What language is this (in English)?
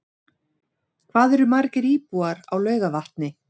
Icelandic